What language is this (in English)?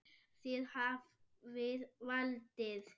Icelandic